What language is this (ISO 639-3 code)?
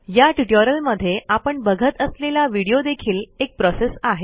mar